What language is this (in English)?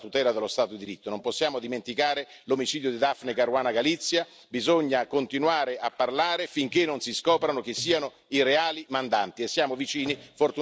Italian